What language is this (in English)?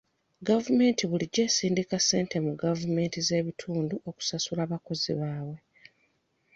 Ganda